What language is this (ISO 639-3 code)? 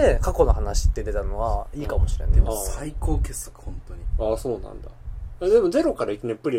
jpn